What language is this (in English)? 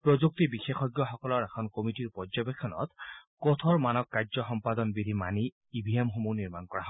Assamese